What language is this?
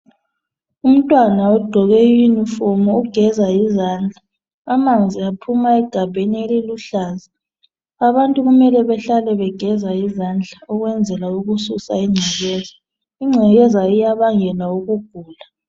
North Ndebele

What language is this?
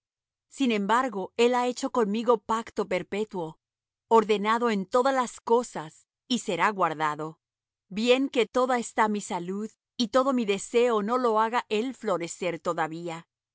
Spanish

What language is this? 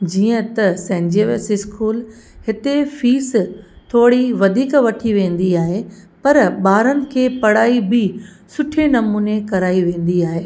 Sindhi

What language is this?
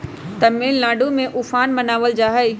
Magahi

